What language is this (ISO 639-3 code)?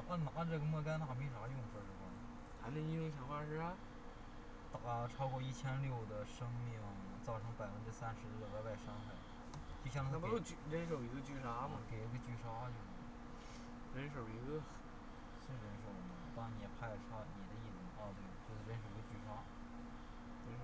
zho